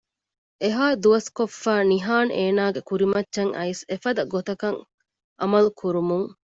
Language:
Divehi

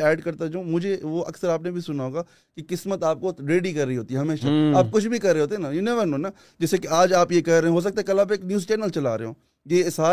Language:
Urdu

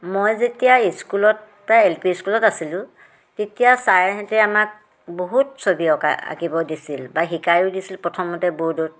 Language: Assamese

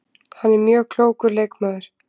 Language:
Icelandic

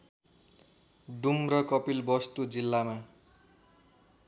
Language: Nepali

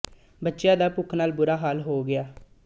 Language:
Punjabi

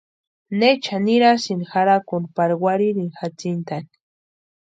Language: Western Highland Purepecha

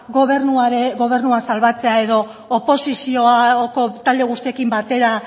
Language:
Basque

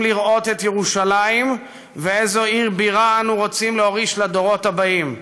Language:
Hebrew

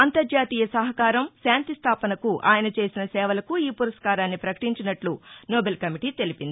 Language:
Telugu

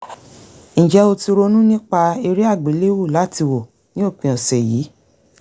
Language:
Yoruba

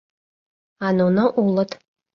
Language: Mari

